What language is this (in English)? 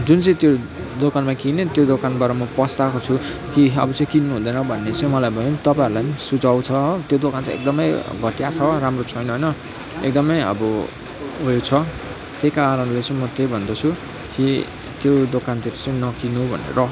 Nepali